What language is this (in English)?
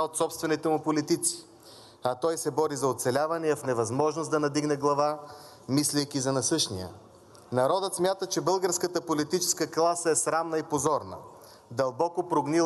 Bulgarian